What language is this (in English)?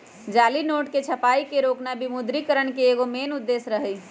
Magahi